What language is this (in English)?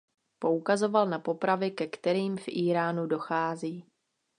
Czech